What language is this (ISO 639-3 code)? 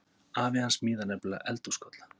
isl